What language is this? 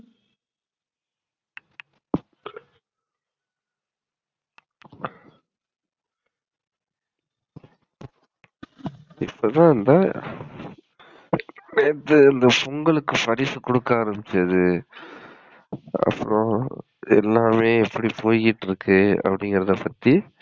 Tamil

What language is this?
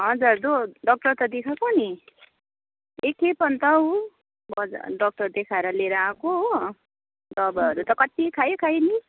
Nepali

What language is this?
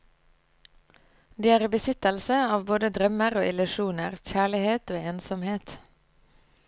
Norwegian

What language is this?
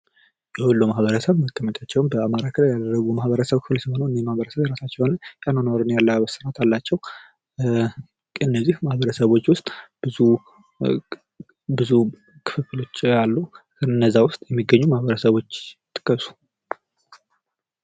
Amharic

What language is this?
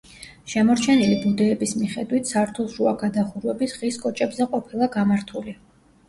Georgian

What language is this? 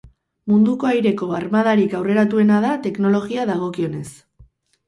Basque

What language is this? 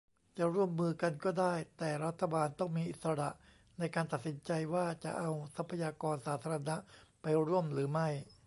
Thai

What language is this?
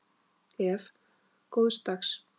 Icelandic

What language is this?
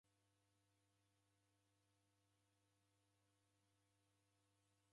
Taita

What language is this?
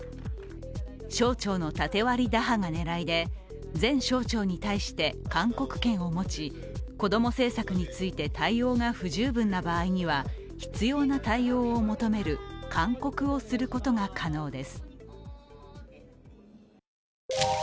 Japanese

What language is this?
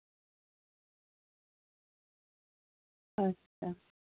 Dogri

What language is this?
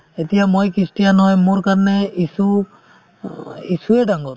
Assamese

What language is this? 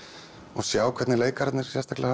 Icelandic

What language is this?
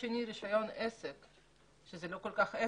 Hebrew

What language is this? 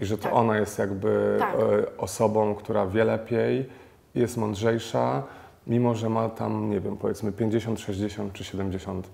Polish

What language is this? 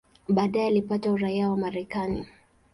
Swahili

